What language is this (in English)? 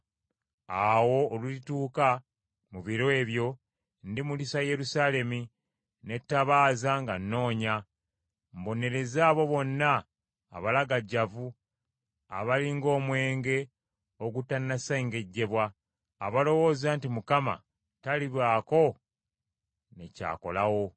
Ganda